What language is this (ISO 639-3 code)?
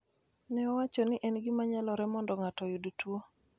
luo